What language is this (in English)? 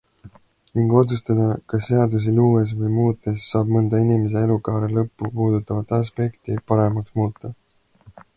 Estonian